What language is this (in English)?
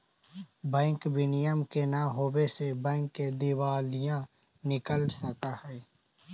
Magahi